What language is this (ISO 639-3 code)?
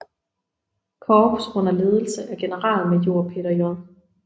dan